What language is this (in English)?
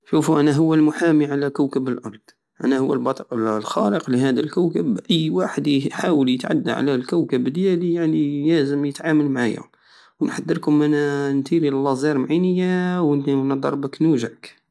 Algerian Saharan Arabic